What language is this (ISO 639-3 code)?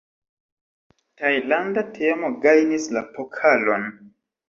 epo